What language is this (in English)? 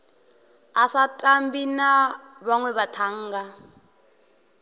Venda